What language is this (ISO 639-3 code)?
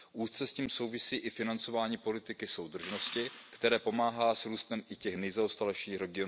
ces